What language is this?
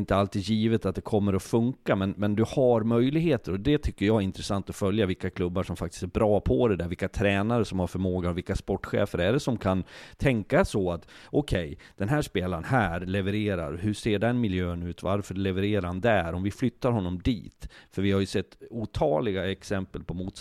Swedish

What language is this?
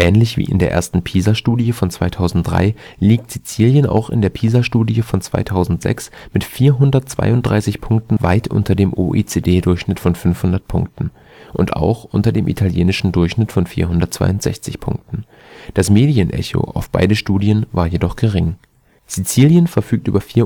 German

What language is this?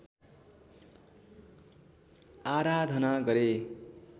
Nepali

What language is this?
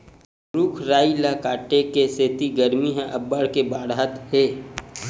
Chhattisgarhi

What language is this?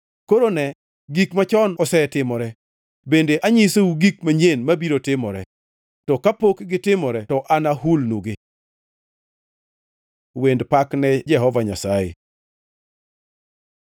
Luo (Kenya and Tanzania)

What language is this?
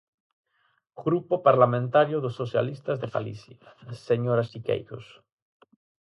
Galician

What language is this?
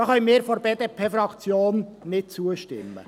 Swiss German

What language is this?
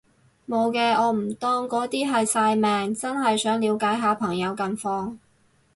Cantonese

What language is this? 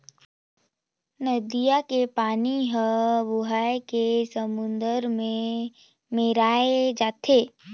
Chhattisgarhi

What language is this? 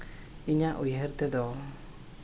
Santali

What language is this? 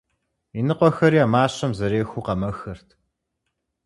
Kabardian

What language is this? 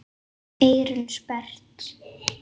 Icelandic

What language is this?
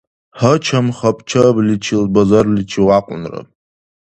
Dargwa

